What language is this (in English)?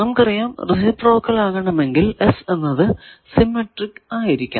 Malayalam